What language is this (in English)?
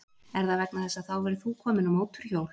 Icelandic